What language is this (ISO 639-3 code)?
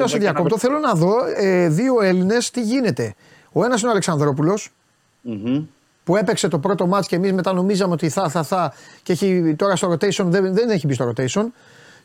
ell